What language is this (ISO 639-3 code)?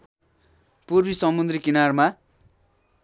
nep